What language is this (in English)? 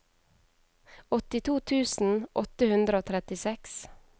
Norwegian